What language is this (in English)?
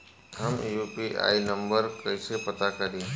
Bhojpuri